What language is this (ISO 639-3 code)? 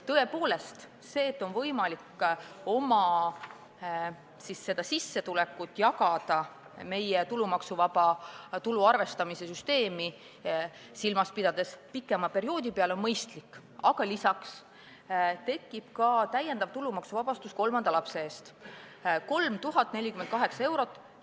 est